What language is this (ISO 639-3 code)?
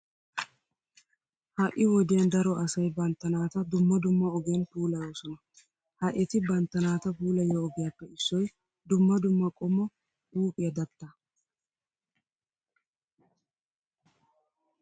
wal